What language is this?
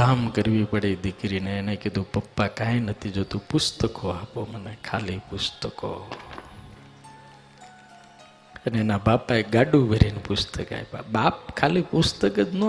Hindi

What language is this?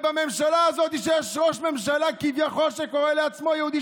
Hebrew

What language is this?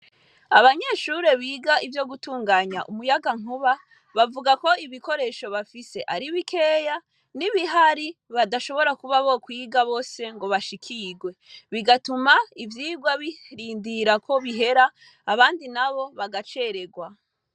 Rundi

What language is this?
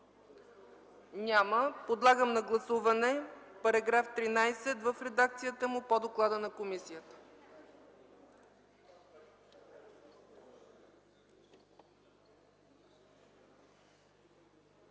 Bulgarian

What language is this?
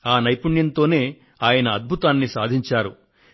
Telugu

